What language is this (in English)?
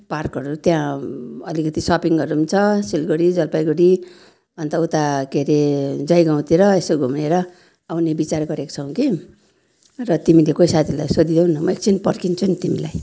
Nepali